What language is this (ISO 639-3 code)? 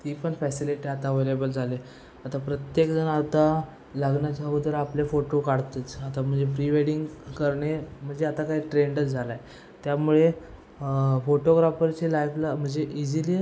mar